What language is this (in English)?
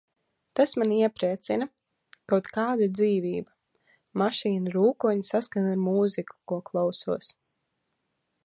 Latvian